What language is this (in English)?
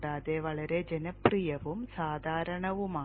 Malayalam